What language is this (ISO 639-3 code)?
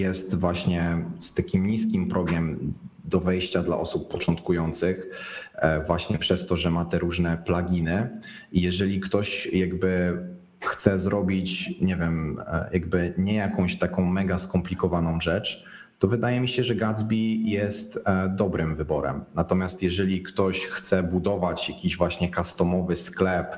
pol